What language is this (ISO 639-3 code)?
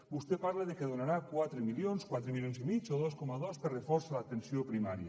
cat